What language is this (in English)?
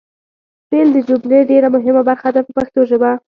Pashto